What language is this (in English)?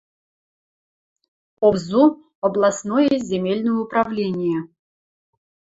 Western Mari